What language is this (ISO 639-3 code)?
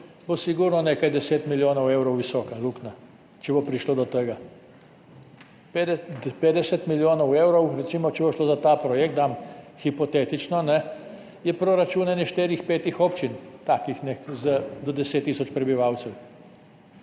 slv